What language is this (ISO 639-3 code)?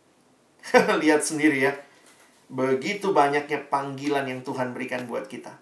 ind